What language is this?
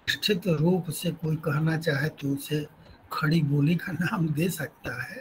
Hindi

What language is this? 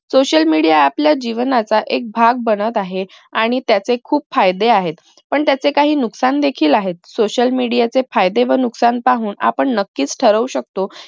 Marathi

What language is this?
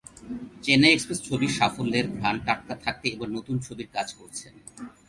Bangla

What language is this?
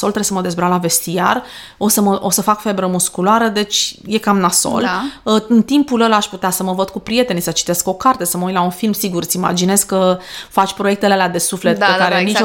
Romanian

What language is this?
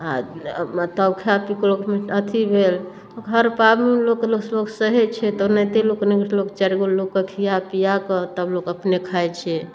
Maithili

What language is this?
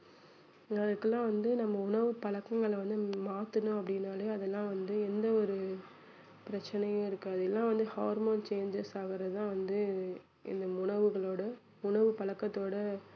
Tamil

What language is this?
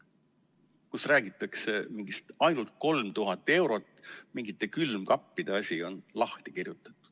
Estonian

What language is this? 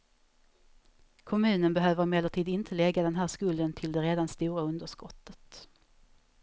Swedish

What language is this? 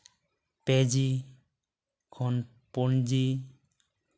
Santali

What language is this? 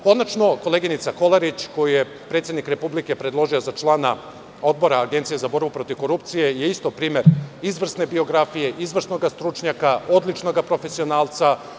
Serbian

